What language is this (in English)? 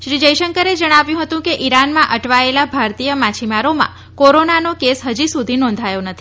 Gujarati